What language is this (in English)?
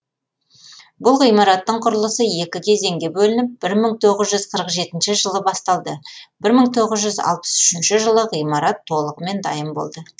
Kazakh